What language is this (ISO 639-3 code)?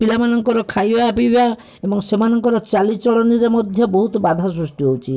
ori